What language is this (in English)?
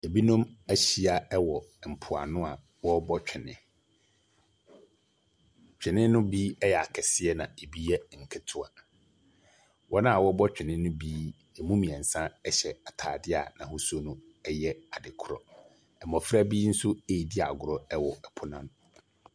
Akan